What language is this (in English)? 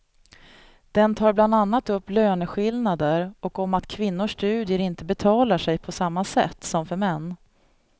Swedish